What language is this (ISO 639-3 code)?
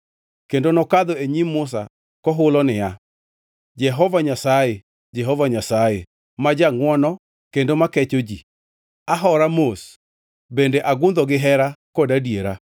luo